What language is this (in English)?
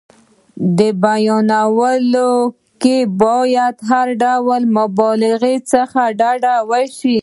Pashto